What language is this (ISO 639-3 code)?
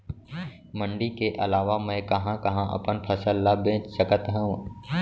hne